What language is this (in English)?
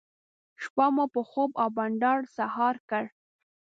Pashto